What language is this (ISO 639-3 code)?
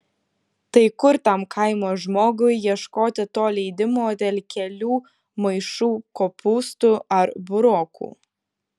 lit